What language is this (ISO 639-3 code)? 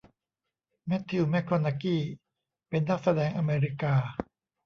tha